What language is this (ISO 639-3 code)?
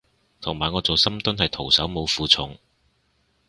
yue